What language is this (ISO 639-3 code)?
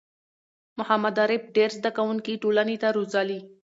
pus